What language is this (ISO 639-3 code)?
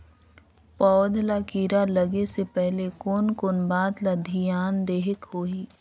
hne